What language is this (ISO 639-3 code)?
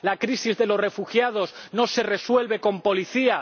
spa